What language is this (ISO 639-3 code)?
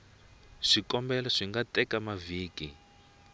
tso